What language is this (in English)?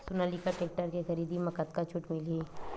Chhattisgarhi